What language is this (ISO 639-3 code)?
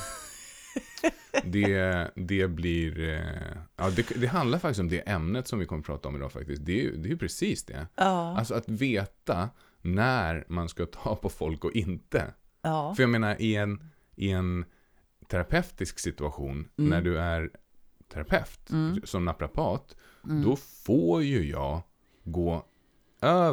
swe